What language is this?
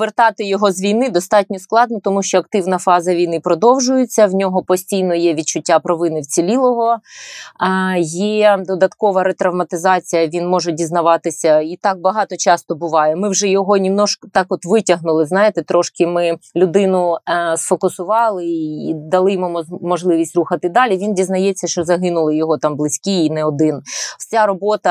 Ukrainian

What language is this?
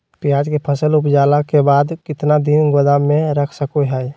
Magahi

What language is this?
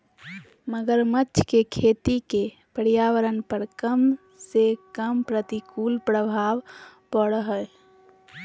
Magahi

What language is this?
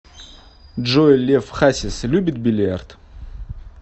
Russian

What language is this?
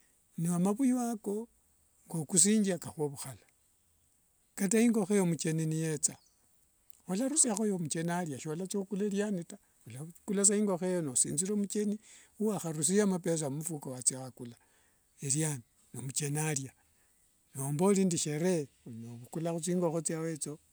Wanga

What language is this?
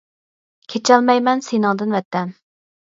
Uyghur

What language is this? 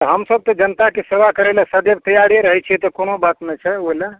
Maithili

